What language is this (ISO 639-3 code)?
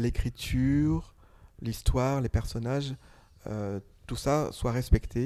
fra